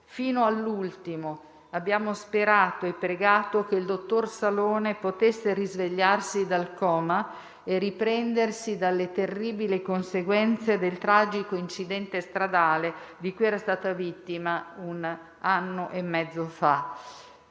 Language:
Italian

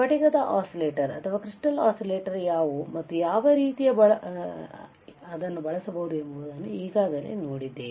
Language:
Kannada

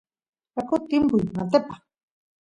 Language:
Santiago del Estero Quichua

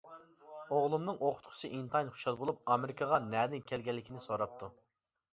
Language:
Uyghur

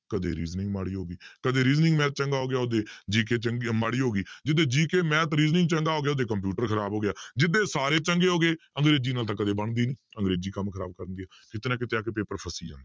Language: Punjabi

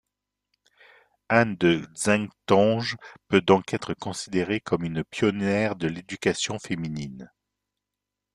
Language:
French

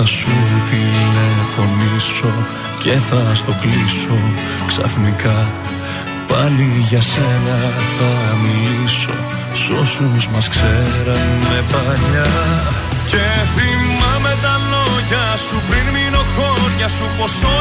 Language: Greek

